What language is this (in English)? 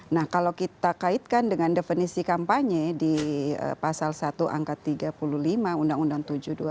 Indonesian